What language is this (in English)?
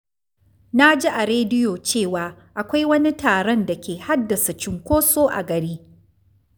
Hausa